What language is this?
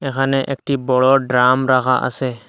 Bangla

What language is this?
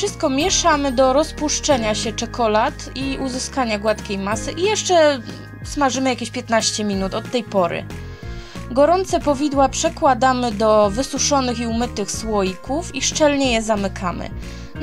Polish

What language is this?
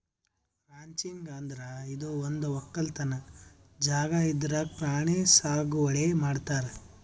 Kannada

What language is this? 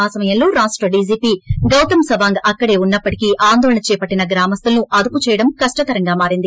Telugu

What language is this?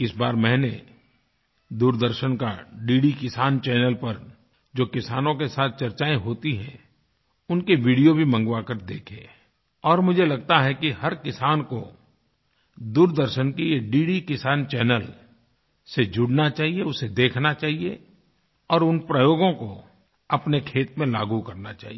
Hindi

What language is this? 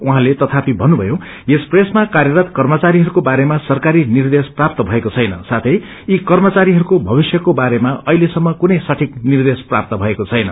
Nepali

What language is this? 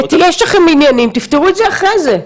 Hebrew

